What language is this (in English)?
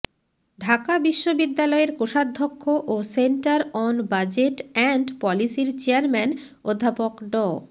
Bangla